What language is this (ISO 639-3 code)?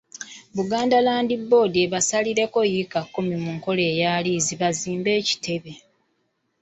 lug